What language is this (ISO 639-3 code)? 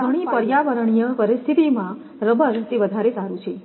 guj